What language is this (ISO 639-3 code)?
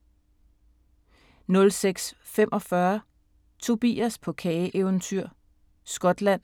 dan